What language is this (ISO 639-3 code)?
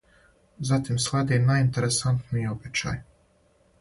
srp